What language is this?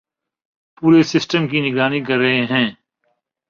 Urdu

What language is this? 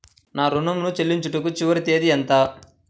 Telugu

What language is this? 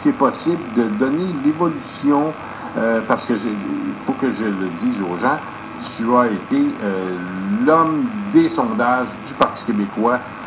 French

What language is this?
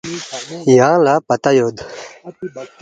Balti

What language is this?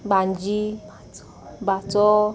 Konkani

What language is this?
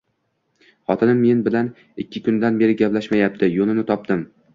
Uzbek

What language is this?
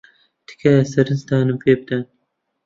Central Kurdish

